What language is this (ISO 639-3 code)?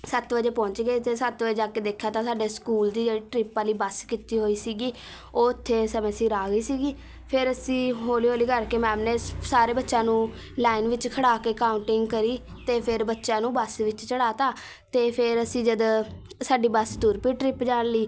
pan